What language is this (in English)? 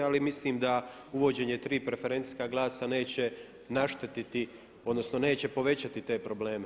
Croatian